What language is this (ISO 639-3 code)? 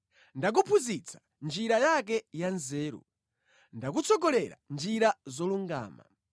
nya